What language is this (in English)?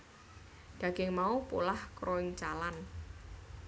Javanese